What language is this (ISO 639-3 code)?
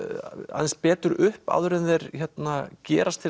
isl